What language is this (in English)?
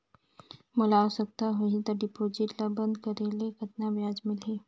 Chhattisgarhi